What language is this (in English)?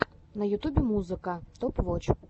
Russian